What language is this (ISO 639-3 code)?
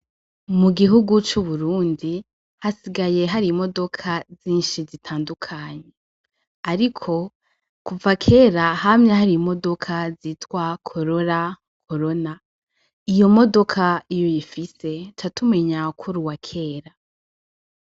run